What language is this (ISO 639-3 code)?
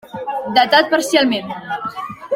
cat